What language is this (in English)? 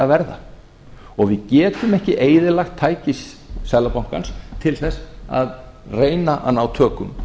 Icelandic